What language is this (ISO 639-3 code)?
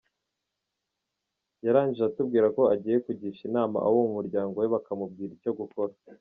kin